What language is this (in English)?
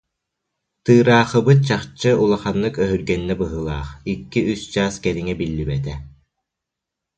Yakut